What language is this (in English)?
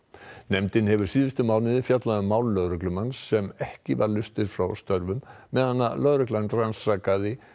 Icelandic